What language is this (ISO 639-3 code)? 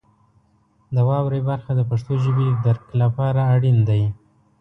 pus